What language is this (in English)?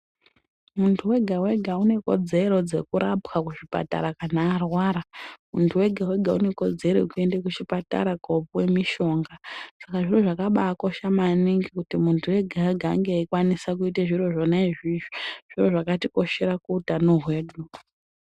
Ndau